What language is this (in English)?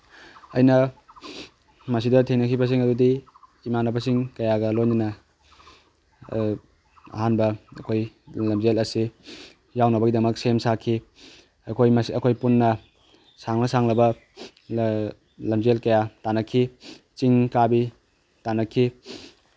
Manipuri